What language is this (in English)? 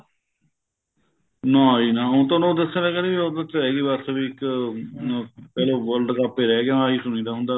Punjabi